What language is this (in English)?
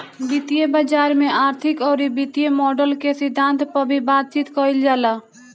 Bhojpuri